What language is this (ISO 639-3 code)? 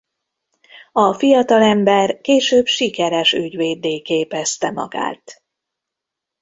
hun